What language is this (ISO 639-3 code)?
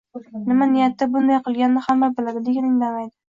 uzb